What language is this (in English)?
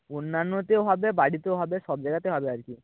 Bangla